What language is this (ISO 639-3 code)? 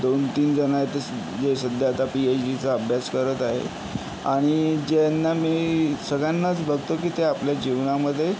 mar